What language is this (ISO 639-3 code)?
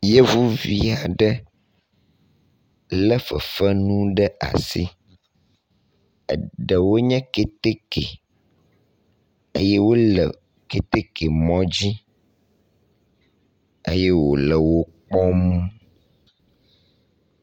ewe